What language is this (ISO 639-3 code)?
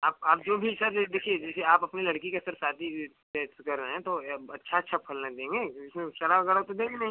hin